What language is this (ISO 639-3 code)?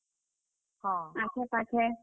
ori